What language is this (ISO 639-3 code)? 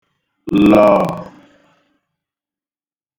ibo